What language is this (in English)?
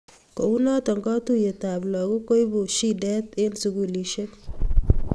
Kalenjin